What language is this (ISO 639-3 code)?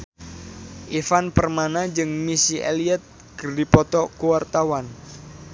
sun